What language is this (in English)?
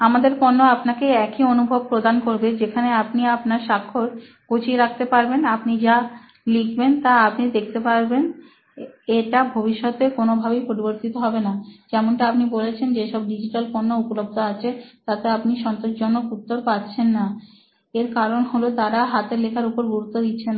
Bangla